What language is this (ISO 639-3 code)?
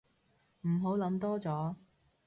yue